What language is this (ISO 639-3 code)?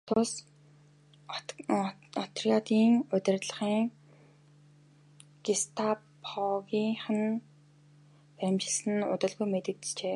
mon